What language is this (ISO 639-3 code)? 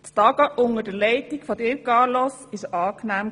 gsw